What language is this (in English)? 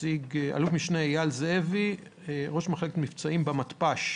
Hebrew